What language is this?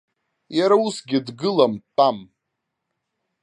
Abkhazian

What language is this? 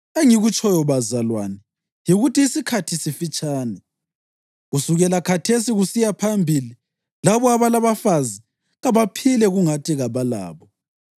North Ndebele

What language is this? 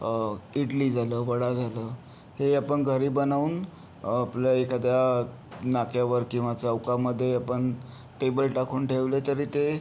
Marathi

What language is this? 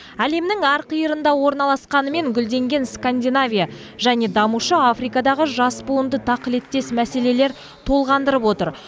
Kazakh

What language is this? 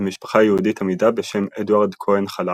Hebrew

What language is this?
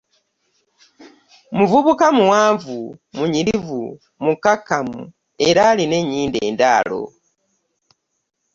Ganda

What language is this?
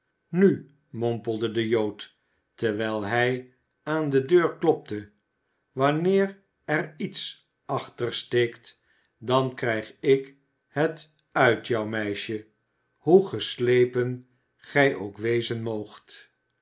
Dutch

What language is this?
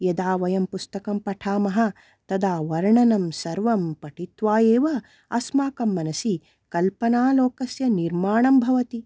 Sanskrit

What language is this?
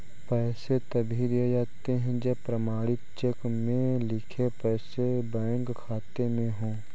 Hindi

